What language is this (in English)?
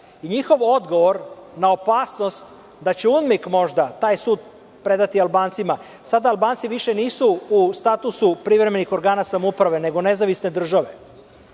Serbian